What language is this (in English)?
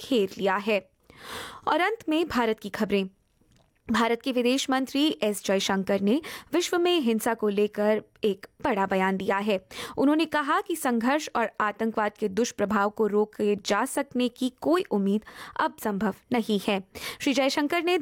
Hindi